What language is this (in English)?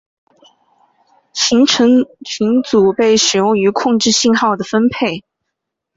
Chinese